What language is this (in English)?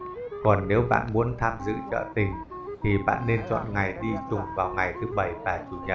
Vietnamese